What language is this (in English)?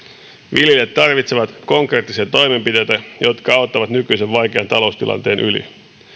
Finnish